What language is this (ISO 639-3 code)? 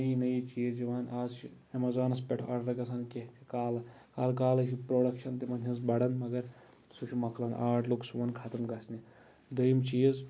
kas